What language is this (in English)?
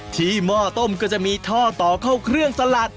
Thai